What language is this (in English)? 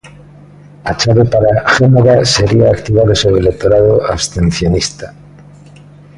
Galician